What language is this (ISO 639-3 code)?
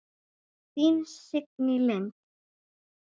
isl